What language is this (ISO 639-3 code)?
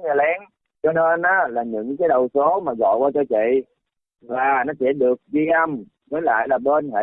vie